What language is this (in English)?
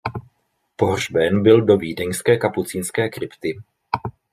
Czech